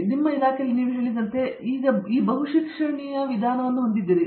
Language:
Kannada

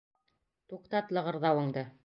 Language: Bashkir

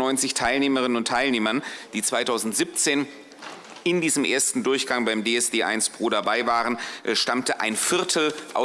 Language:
German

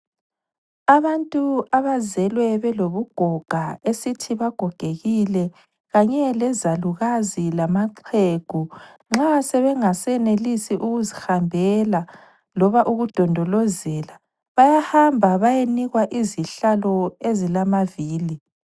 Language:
North Ndebele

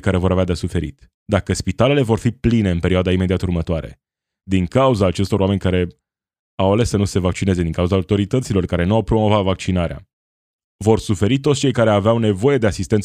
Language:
Romanian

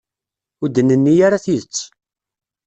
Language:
Kabyle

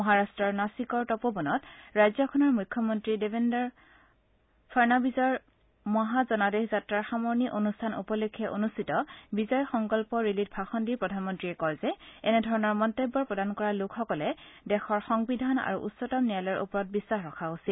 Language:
Assamese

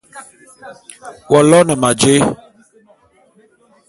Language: Bulu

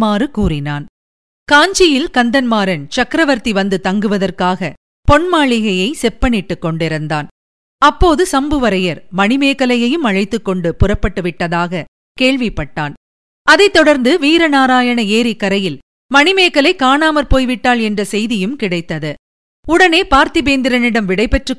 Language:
Tamil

